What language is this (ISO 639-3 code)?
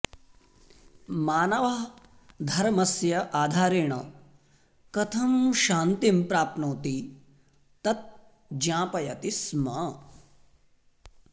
san